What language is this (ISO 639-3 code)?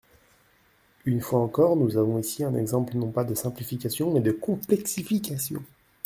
fra